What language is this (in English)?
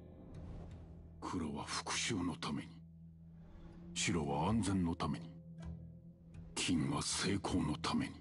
Japanese